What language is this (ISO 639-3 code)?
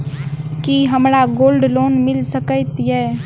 mai